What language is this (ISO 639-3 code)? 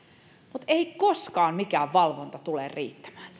fin